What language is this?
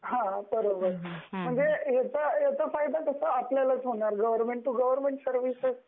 Marathi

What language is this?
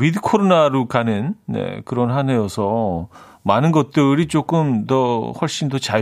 Korean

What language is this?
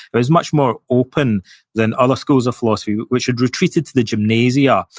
English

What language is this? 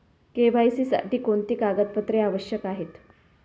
Marathi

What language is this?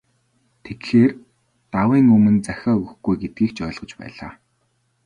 Mongolian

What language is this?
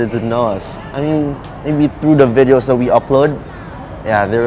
Thai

